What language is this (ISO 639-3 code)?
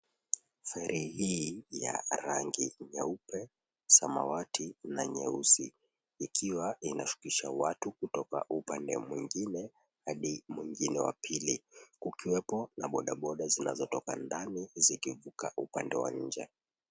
swa